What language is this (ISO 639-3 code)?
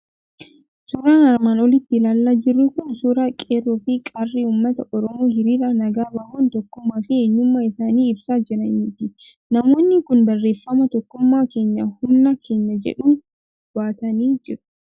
orm